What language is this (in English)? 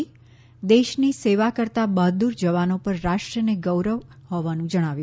Gujarati